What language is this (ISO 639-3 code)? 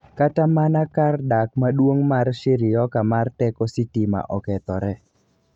luo